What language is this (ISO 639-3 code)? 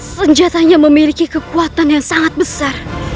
ind